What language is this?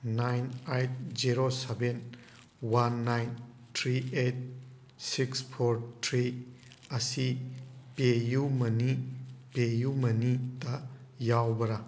Manipuri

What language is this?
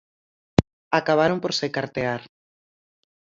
Galician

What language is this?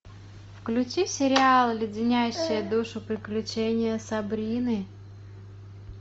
Russian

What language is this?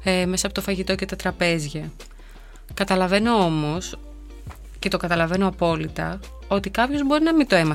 Greek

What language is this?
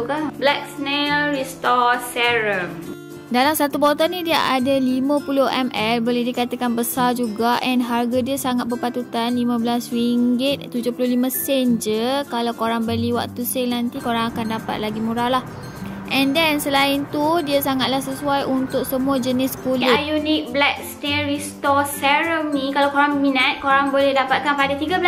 Malay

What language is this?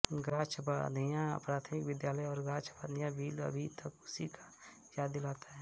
Hindi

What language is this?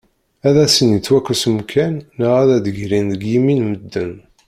Kabyle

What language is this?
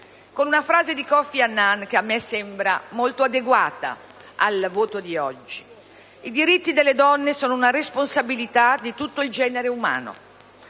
Italian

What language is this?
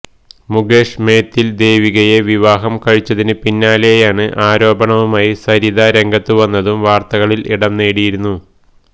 Malayalam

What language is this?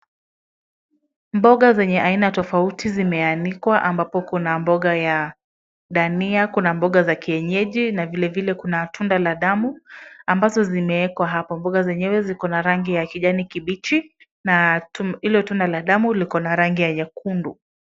Swahili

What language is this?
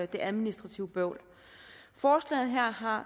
Danish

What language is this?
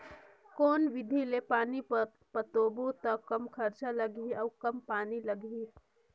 Chhattisgarhi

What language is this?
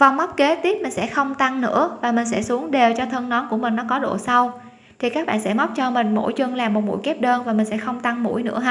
Vietnamese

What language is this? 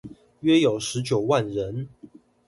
Chinese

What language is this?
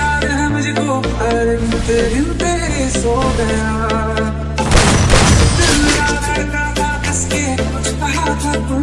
Vietnamese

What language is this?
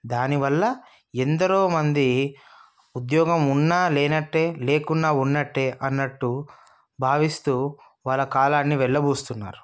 Telugu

